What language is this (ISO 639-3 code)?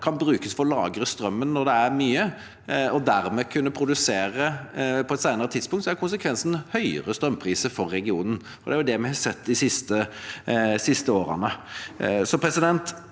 nor